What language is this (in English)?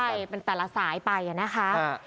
Thai